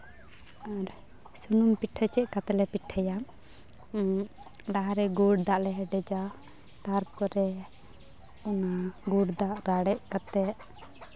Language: Santali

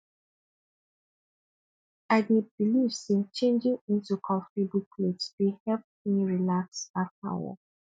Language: Nigerian Pidgin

